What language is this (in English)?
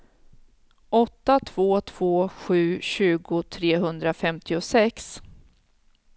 Swedish